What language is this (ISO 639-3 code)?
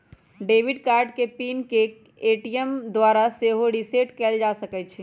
mag